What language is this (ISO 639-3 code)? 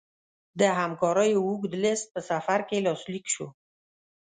pus